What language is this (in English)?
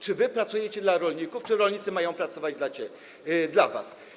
Polish